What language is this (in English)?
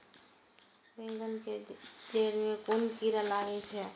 Maithili